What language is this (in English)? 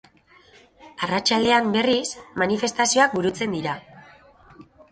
Basque